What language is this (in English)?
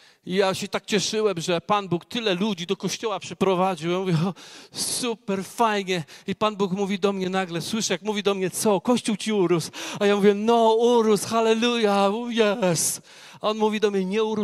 Polish